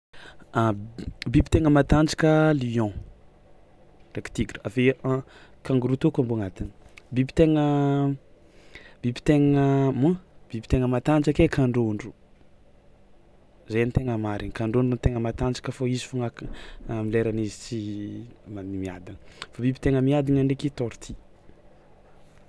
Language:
Tsimihety Malagasy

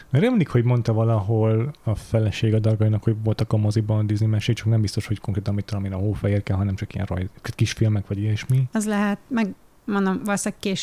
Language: Hungarian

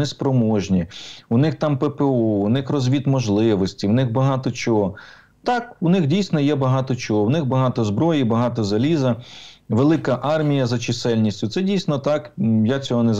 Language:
Ukrainian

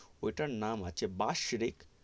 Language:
Bangla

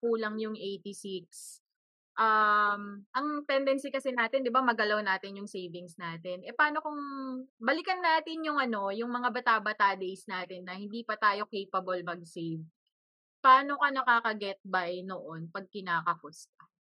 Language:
Filipino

